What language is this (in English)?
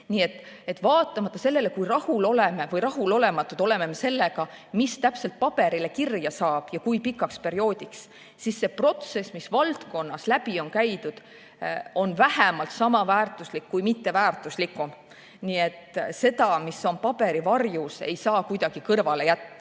Estonian